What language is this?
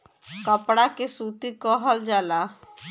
Bhojpuri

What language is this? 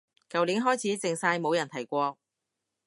Cantonese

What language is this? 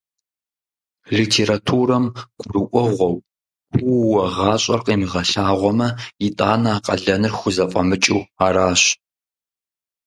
Kabardian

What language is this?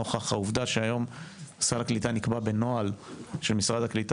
Hebrew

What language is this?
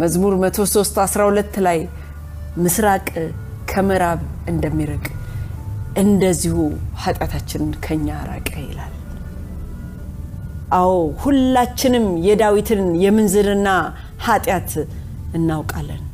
Amharic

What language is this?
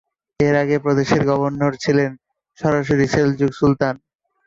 Bangla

